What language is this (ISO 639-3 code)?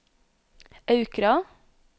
nor